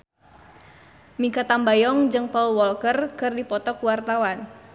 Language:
Sundanese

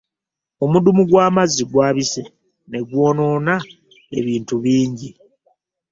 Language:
Ganda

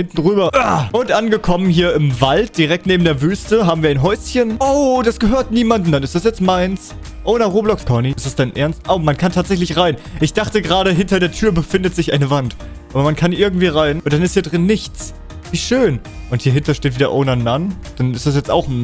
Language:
German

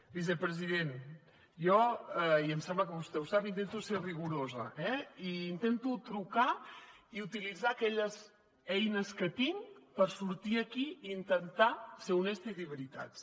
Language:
Catalan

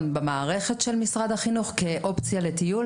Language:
Hebrew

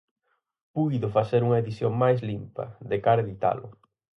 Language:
Galician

